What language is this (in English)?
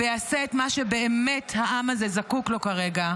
Hebrew